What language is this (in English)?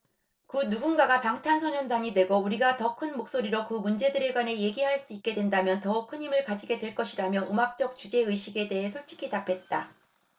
Korean